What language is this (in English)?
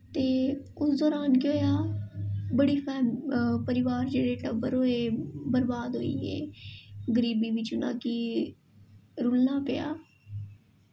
Dogri